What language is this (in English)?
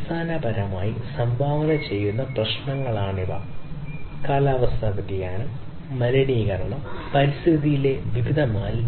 Malayalam